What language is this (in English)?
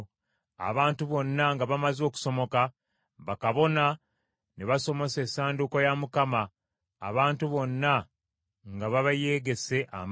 Ganda